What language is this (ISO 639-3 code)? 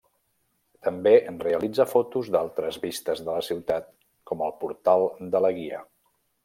cat